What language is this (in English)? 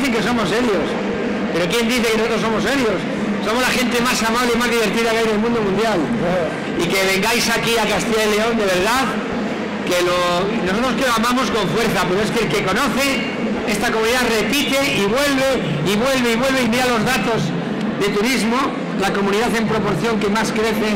Spanish